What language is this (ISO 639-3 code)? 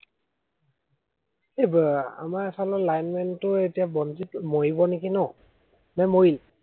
asm